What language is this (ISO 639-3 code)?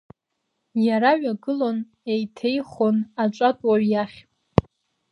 abk